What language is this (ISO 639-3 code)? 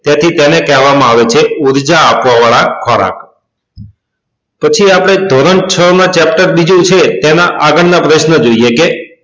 guj